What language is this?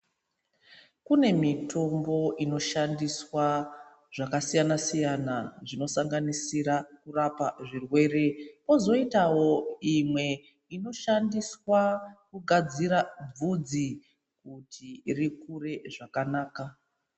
Ndau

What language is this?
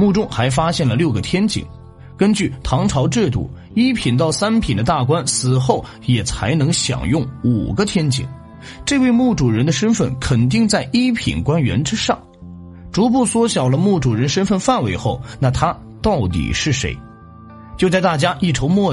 Chinese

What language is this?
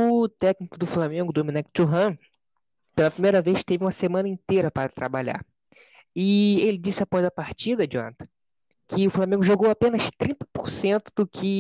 Portuguese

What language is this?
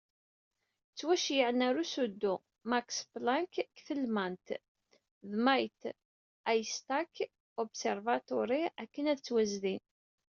Kabyle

